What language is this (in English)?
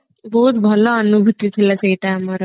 Odia